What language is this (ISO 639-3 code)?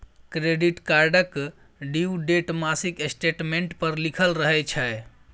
mai